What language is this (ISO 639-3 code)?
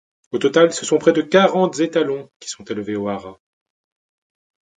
fra